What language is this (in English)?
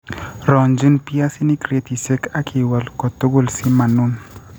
Kalenjin